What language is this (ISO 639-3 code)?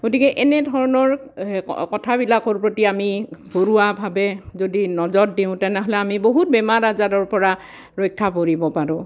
asm